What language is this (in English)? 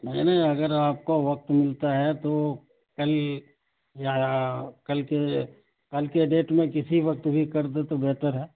Urdu